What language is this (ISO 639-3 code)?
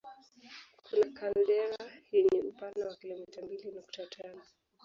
swa